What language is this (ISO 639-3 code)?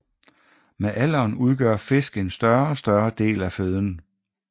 dan